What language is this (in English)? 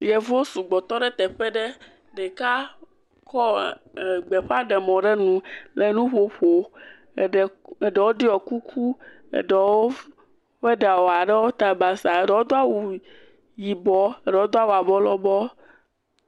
Ewe